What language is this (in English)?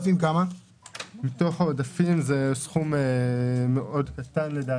Hebrew